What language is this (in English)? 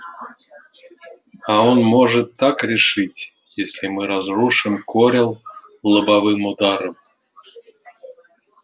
Russian